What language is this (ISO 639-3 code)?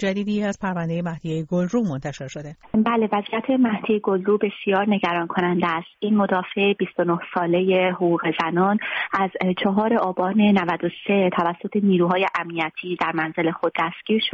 fas